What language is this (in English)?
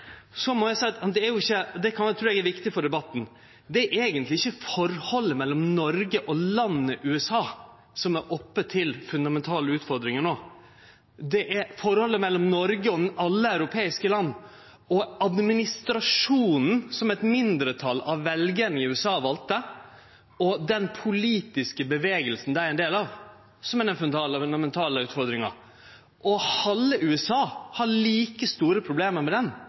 Norwegian Nynorsk